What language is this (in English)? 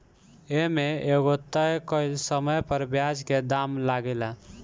Bhojpuri